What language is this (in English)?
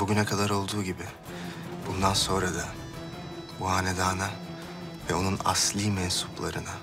Turkish